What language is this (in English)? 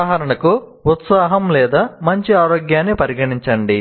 Telugu